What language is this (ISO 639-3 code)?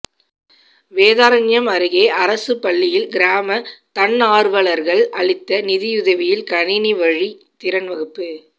tam